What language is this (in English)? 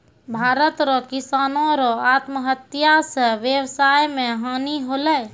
Maithili